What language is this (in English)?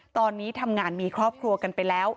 Thai